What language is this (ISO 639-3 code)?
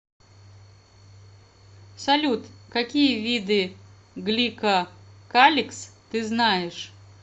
rus